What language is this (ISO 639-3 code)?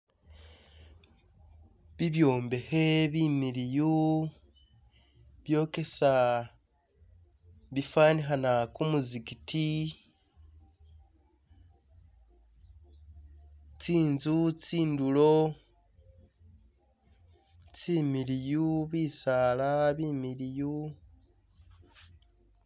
myx